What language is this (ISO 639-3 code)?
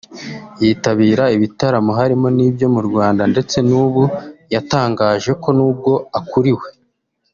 kin